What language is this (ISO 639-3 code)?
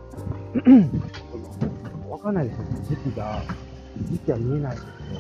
jpn